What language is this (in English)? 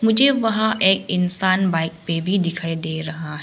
Hindi